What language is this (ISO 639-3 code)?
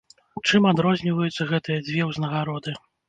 bel